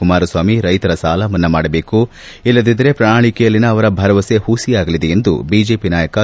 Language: Kannada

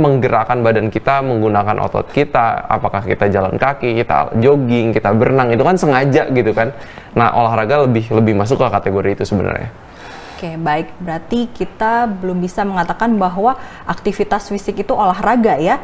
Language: Indonesian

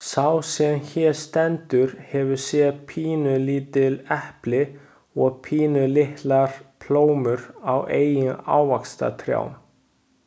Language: Icelandic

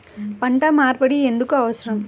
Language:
Telugu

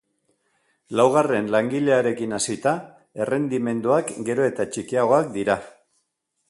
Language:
Basque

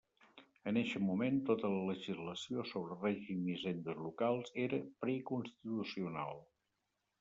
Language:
Catalan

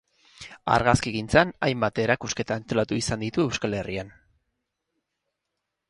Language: Basque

